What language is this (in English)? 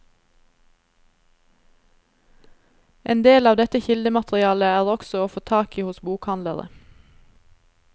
Norwegian